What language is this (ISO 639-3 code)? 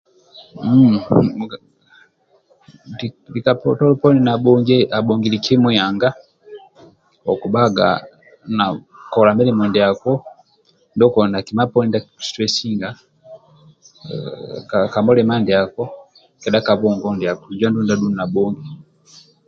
rwm